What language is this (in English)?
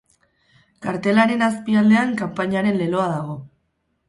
Basque